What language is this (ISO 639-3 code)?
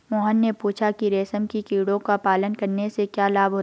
hin